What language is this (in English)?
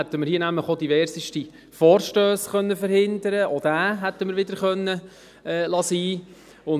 Swiss German